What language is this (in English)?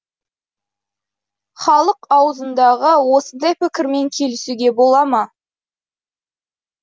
Kazakh